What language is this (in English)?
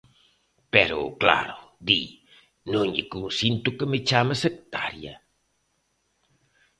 Galician